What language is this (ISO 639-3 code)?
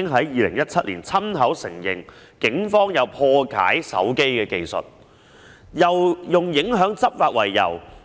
yue